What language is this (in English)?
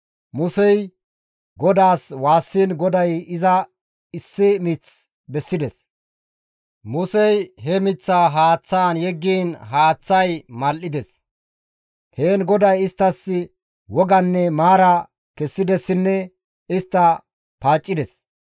Gamo